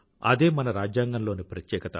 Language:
Telugu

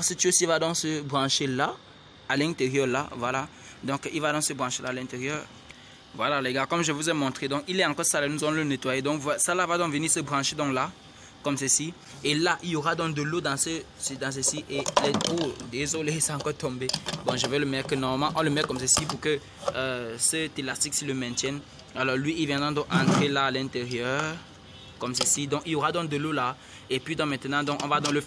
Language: French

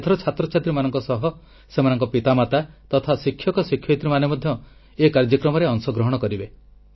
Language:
Odia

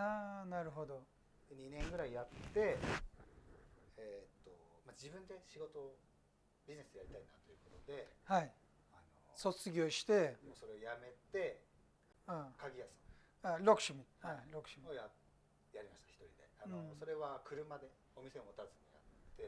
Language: Japanese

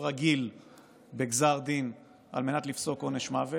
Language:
Hebrew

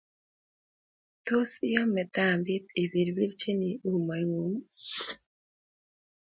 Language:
Kalenjin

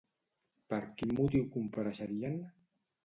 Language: Catalan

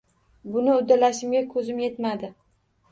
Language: Uzbek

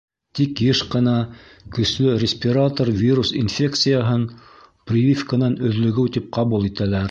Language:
Bashkir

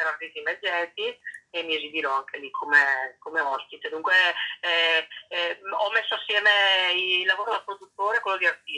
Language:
Italian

